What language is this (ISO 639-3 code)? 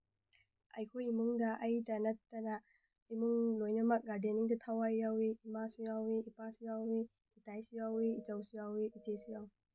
mni